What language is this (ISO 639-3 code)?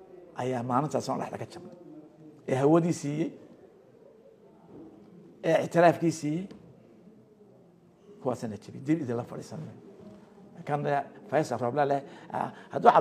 ara